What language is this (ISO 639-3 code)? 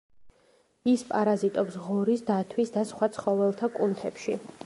kat